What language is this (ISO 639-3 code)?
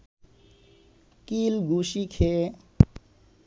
ben